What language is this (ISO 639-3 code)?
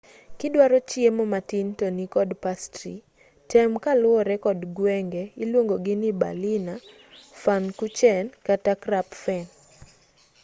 luo